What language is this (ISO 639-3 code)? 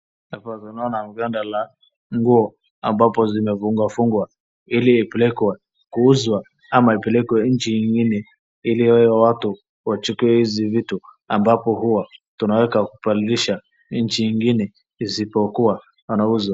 swa